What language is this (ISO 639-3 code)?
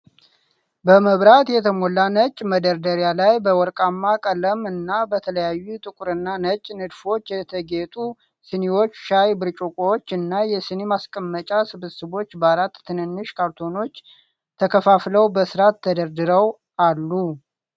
amh